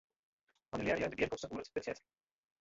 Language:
Western Frisian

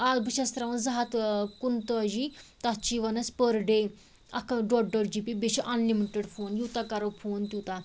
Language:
Kashmiri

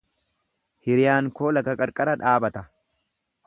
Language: Oromo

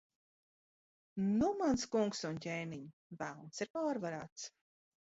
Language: Latvian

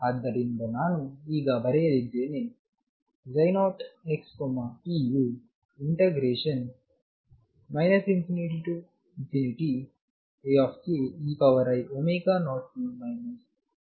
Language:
Kannada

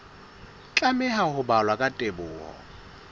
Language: Southern Sotho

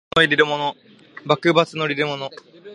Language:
Japanese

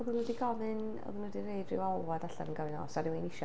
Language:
Welsh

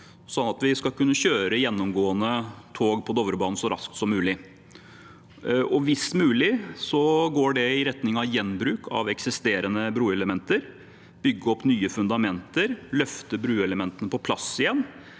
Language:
Norwegian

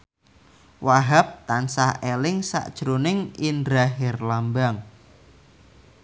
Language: Javanese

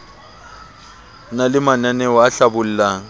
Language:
Southern Sotho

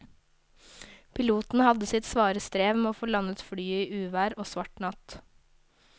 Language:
Norwegian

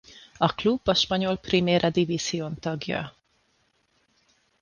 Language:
Hungarian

